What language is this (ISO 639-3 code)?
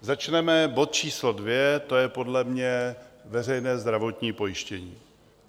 ces